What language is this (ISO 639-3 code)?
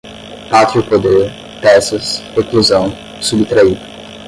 por